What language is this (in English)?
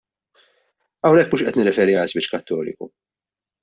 Maltese